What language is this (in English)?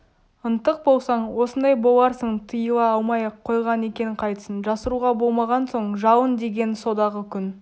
Kazakh